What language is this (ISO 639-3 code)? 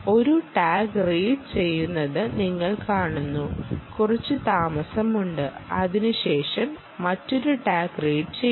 mal